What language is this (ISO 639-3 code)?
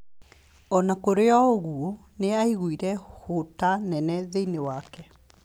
kik